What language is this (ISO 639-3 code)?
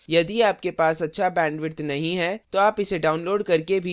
hin